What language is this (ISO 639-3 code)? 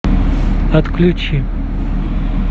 rus